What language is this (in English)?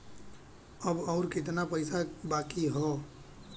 Bhojpuri